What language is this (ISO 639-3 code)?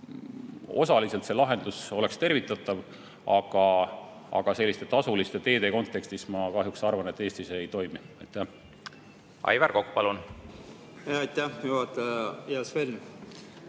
est